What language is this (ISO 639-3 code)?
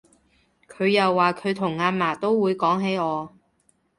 yue